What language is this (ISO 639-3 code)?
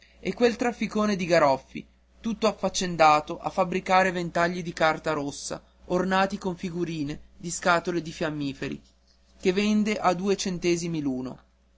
ita